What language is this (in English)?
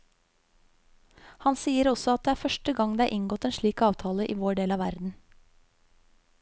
Norwegian